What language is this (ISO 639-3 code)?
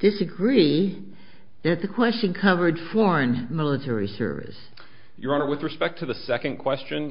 eng